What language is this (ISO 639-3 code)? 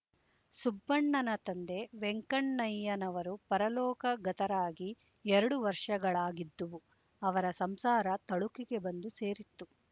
kan